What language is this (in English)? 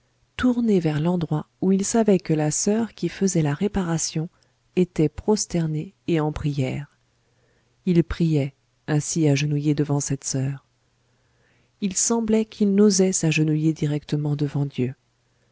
French